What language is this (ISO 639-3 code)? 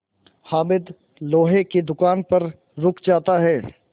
hin